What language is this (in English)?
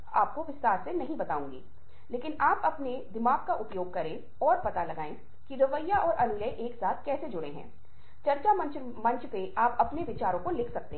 Hindi